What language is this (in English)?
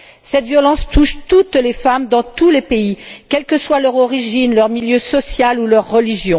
French